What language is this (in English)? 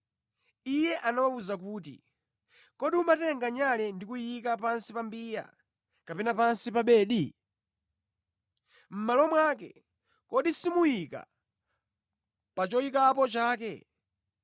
Nyanja